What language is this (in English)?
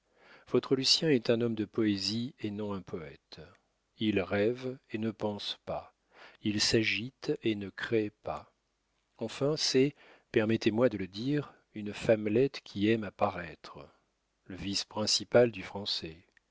French